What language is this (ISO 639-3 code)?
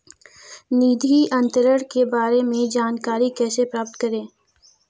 hin